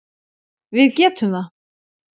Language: Icelandic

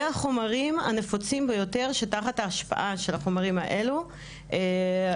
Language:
Hebrew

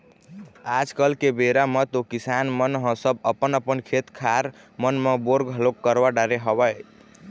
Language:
Chhattisgarhi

